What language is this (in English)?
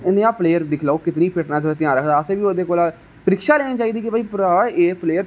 Dogri